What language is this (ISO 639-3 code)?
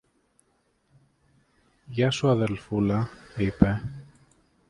ell